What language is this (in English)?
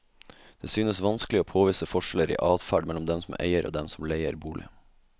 Norwegian